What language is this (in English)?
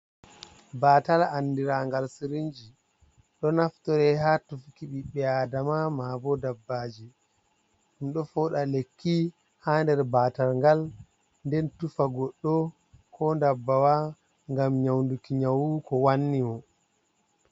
Fula